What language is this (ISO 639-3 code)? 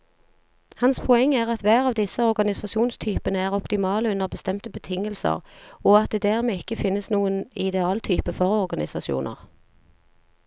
nor